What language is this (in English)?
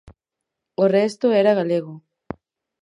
Galician